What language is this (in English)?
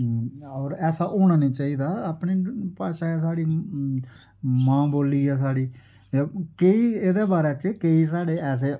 Dogri